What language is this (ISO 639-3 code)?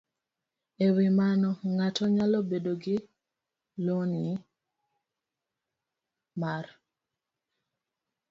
luo